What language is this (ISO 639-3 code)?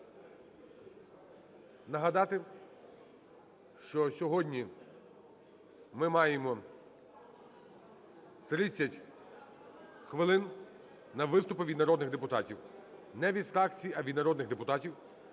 ukr